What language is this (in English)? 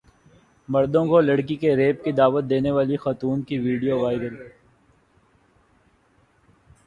Urdu